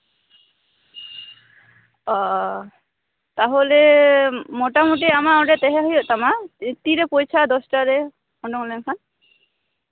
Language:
Santali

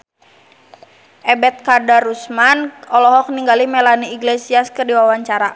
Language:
Sundanese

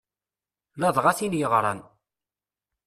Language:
Kabyle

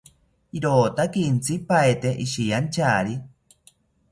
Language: South Ucayali Ashéninka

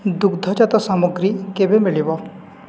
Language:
Odia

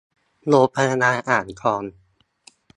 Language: Thai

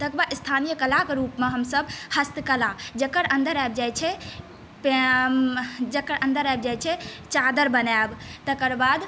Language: Maithili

